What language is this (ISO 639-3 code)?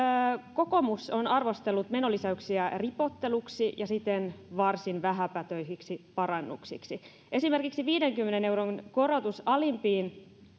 fin